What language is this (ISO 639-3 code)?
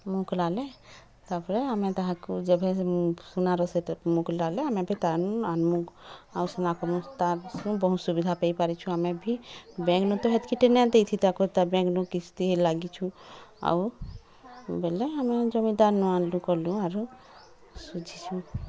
ori